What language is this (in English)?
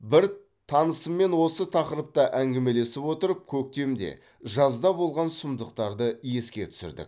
Kazakh